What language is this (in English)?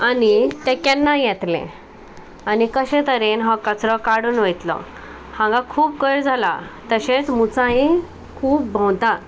Konkani